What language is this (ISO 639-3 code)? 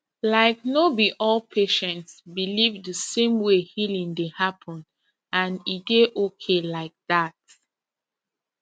pcm